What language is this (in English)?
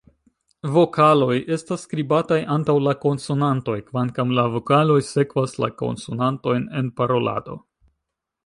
Esperanto